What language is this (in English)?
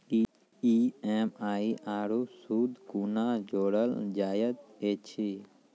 Maithili